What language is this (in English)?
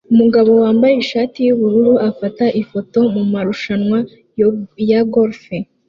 Kinyarwanda